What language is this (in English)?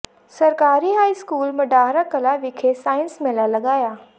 Punjabi